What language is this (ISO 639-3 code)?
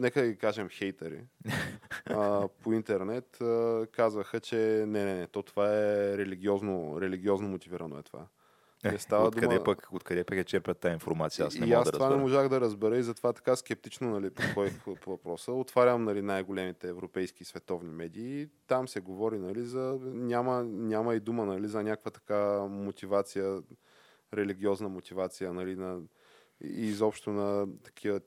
bul